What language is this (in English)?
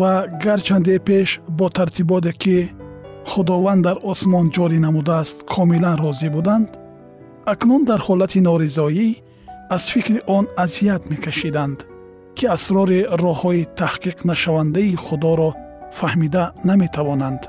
Persian